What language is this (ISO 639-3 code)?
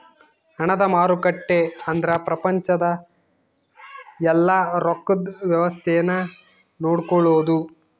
kan